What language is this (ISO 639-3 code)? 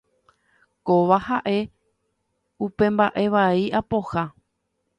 grn